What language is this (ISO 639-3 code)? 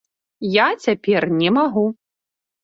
bel